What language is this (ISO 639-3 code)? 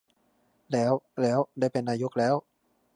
tha